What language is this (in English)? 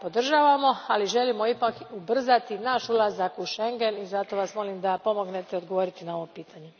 Croatian